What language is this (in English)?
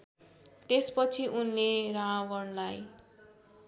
Nepali